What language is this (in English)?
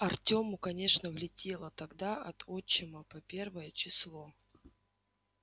Russian